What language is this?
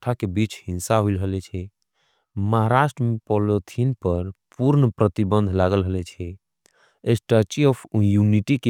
Angika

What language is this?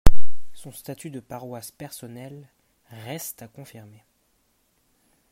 French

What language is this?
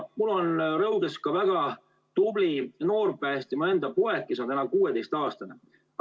Estonian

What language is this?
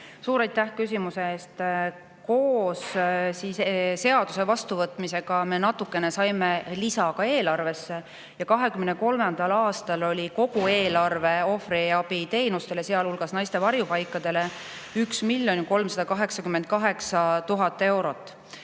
Estonian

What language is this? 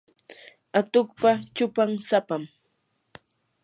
Yanahuanca Pasco Quechua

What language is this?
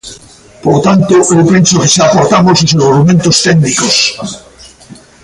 Galician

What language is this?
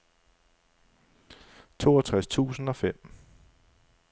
Danish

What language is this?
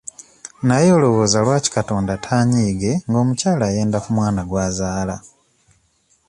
Ganda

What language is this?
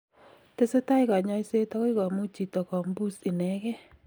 Kalenjin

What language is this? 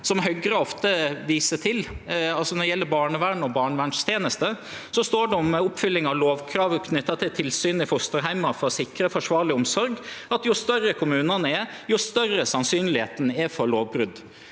Norwegian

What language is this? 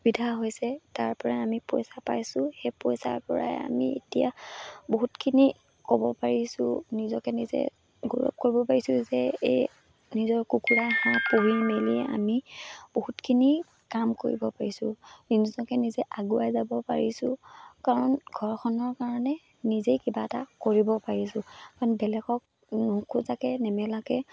Assamese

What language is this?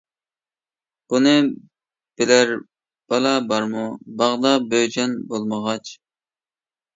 Uyghur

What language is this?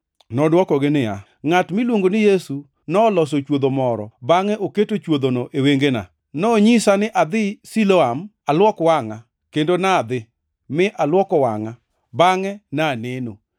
Luo (Kenya and Tanzania)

